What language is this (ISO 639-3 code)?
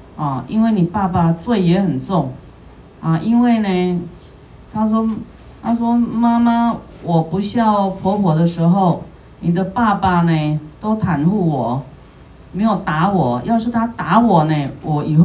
zho